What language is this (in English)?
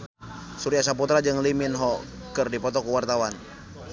Sundanese